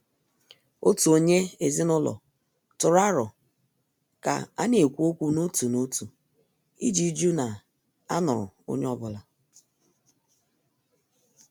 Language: Igbo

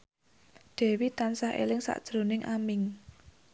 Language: Javanese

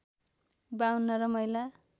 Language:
Nepali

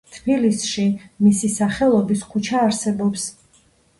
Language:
Georgian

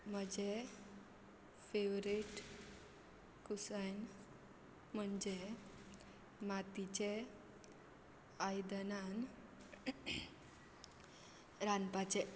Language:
Konkani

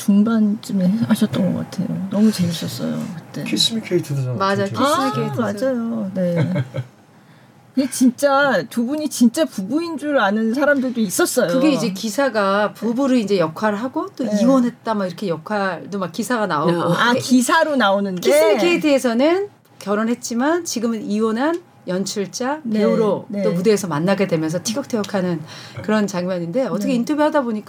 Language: Korean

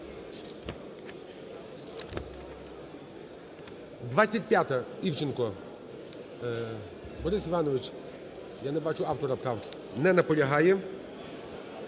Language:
Ukrainian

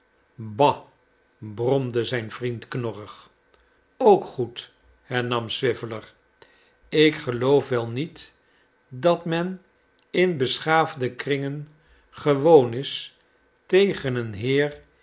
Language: Dutch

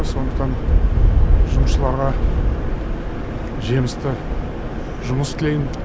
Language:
Kazakh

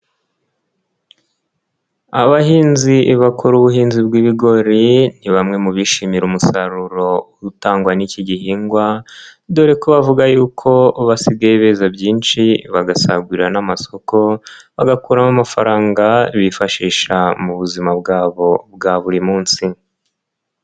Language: Kinyarwanda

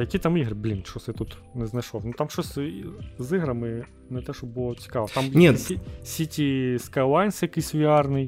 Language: Ukrainian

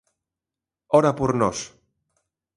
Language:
Galician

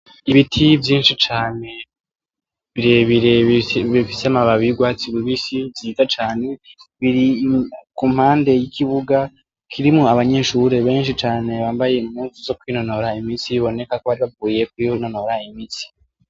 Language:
Rundi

